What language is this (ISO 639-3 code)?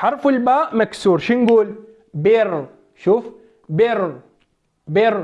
ara